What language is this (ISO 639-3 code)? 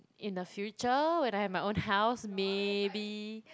eng